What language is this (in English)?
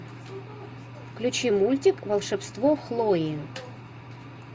Russian